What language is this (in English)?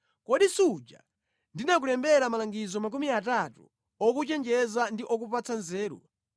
Nyanja